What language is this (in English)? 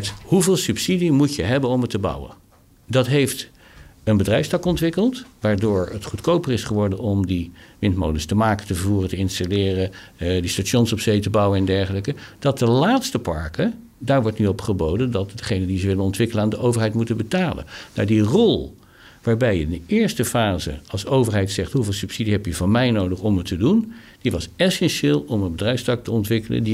Dutch